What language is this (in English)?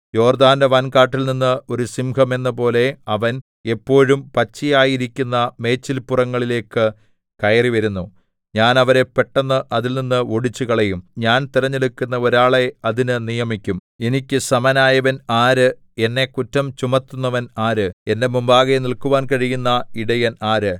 Malayalam